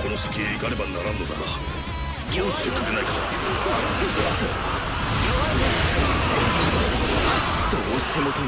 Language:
Japanese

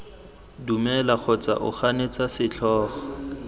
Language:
Tswana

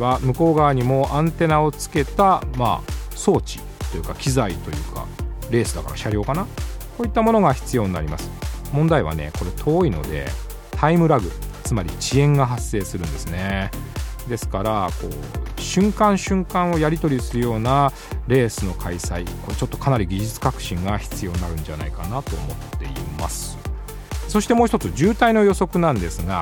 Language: Japanese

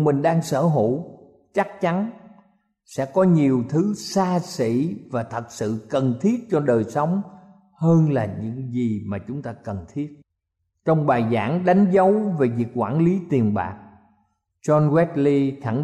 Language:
Vietnamese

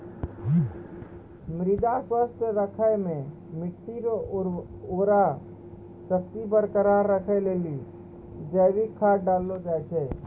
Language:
Maithili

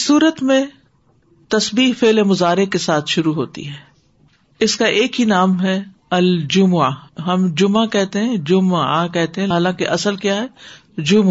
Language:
Urdu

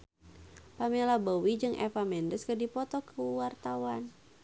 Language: Sundanese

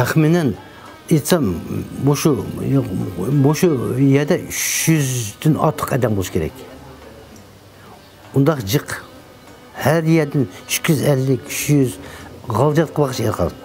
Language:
Turkish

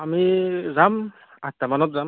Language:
Assamese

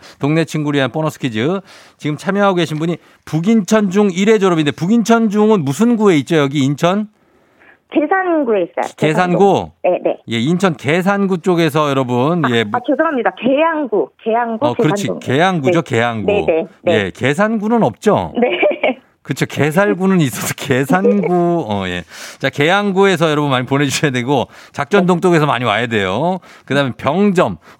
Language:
Korean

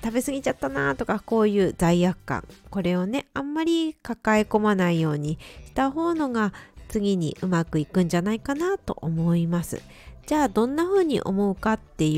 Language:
Japanese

